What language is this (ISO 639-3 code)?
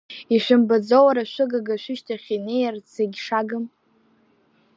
abk